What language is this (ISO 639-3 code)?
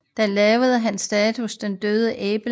dan